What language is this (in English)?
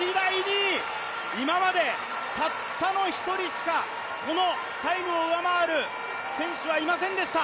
Japanese